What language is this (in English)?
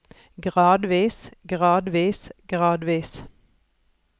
Norwegian